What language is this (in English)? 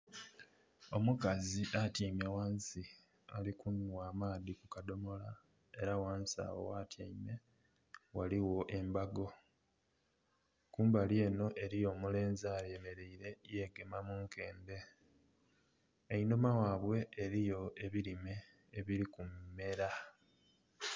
Soga